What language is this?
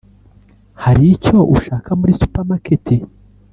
Kinyarwanda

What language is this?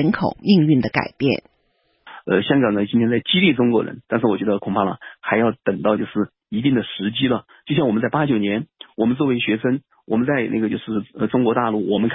Chinese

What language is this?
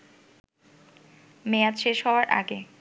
Bangla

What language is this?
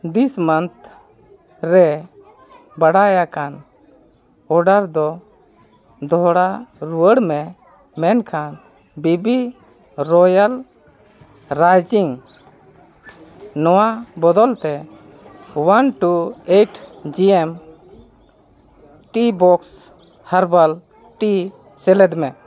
Santali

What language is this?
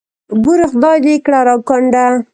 Pashto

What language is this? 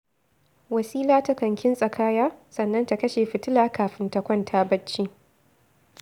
Hausa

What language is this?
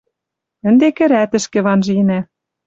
Western Mari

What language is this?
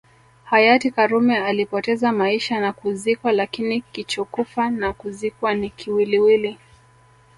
Swahili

